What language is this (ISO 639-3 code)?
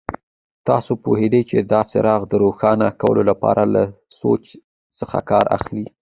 pus